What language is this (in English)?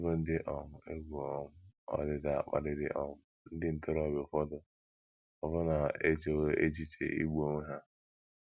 Igbo